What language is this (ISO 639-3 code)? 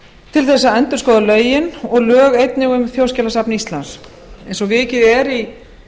isl